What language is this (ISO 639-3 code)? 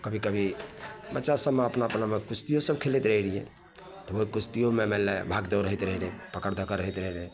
mai